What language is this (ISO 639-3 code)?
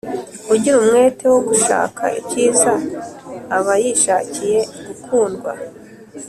kin